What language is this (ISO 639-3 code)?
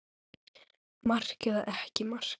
isl